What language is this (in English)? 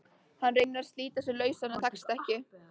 Icelandic